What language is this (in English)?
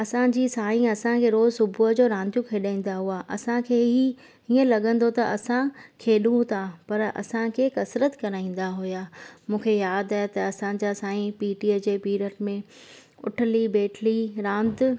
Sindhi